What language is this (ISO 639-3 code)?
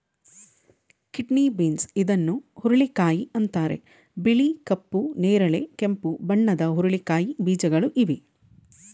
kan